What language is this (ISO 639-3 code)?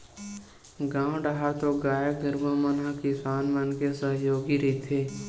hne